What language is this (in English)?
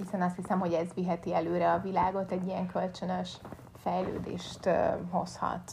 Hungarian